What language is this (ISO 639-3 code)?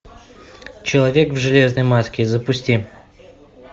rus